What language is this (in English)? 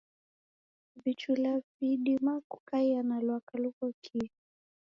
Taita